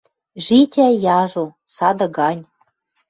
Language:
Western Mari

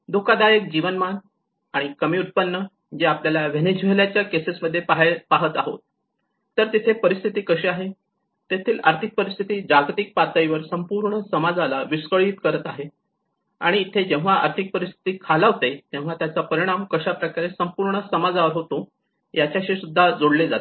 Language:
Marathi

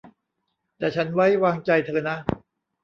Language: Thai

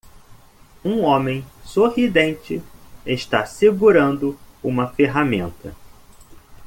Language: Portuguese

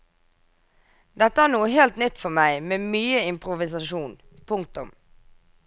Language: Norwegian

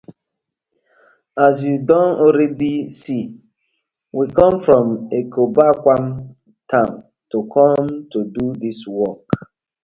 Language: Nigerian Pidgin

